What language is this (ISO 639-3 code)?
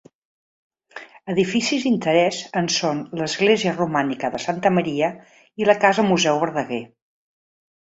cat